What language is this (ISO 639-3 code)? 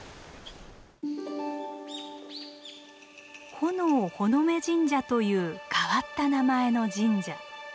jpn